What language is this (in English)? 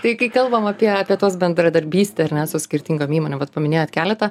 Lithuanian